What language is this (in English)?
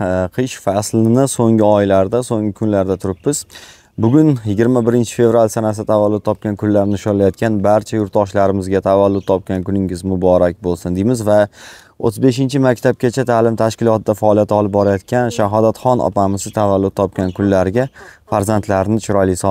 Turkish